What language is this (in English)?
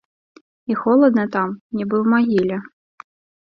Belarusian